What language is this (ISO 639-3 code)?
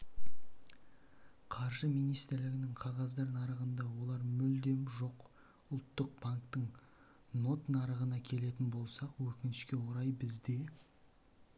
kaz